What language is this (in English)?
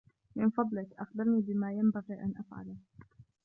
Arabic